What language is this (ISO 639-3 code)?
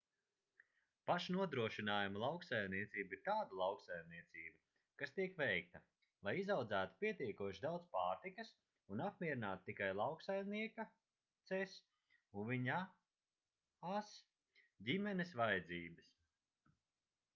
lav